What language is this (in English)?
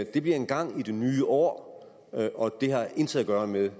Danish